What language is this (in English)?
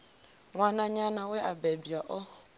Venda